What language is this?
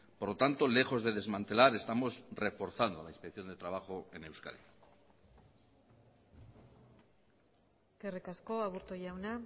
Spanish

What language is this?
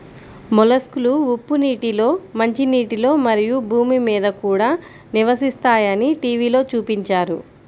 Telugu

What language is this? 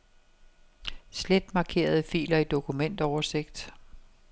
Danish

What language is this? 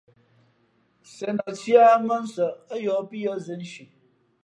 Fe'fe'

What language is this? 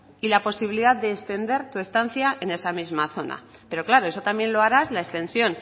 Spanish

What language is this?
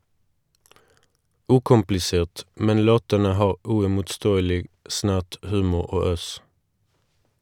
Norwegian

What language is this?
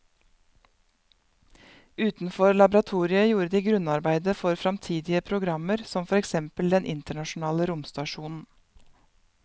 Norwegian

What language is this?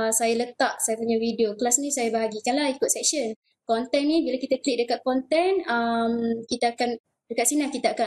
Malay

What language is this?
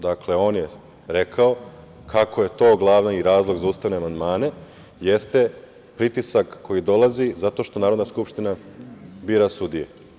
Serbian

